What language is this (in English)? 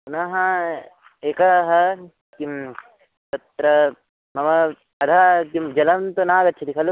Sanskrit